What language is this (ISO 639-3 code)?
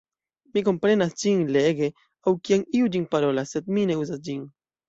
epo